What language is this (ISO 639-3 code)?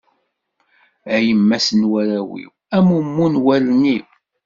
kab